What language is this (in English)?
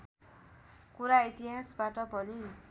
Nepali